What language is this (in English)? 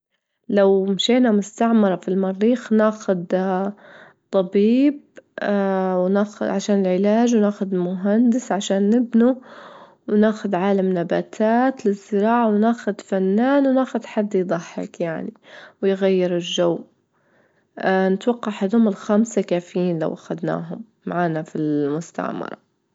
Libyan Arabic